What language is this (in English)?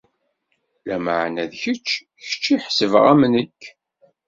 Kabyle